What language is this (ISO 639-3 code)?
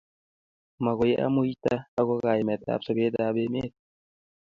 kln